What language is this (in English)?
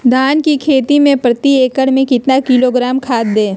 Magahi